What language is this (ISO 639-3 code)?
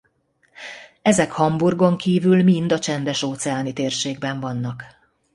hun